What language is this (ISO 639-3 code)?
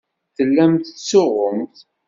kab